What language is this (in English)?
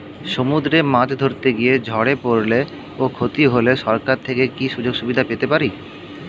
Bangla